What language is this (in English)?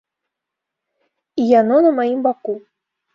Belarusian